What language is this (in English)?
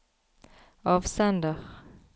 Norwegian